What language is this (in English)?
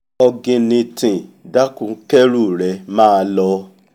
Yoruba